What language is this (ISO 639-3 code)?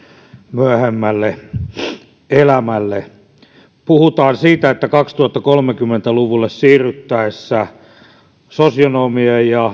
fin